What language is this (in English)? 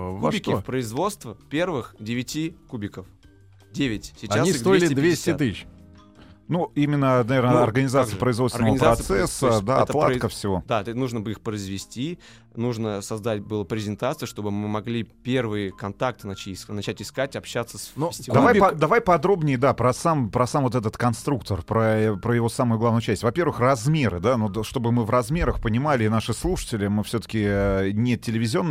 Russian